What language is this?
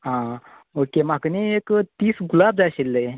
Konkani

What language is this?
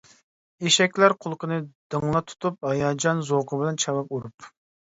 Uyghur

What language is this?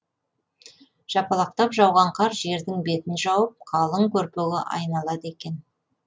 Kazakh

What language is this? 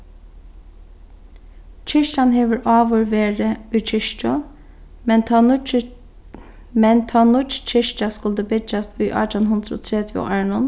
Faroese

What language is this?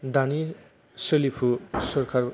Bodo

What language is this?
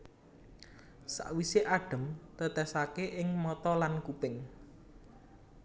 Javanese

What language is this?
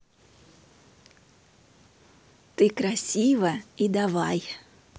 Russian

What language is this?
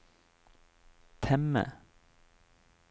Norwegian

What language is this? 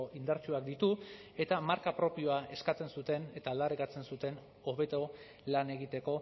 Basque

